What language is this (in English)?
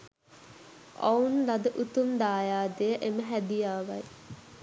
Sinhala